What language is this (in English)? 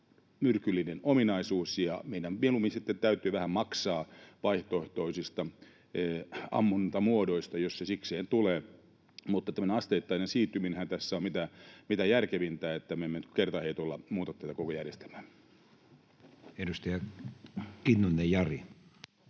Finnish